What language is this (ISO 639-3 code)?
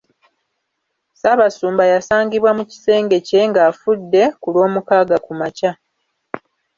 lug